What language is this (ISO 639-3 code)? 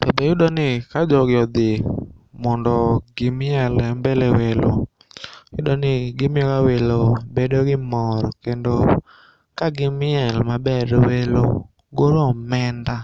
luo